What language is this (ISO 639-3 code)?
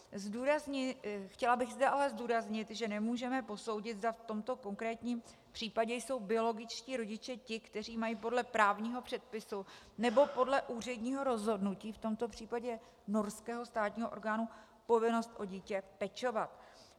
ces